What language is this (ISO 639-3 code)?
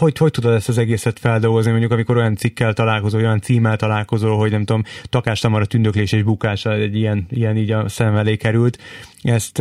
hun